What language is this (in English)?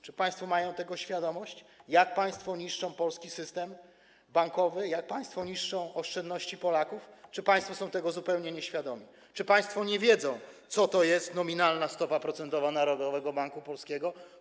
Polish